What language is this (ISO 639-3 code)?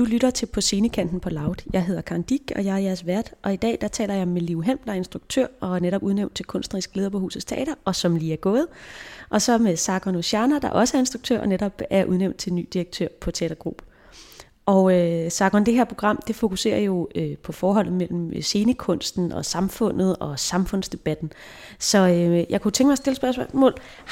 dan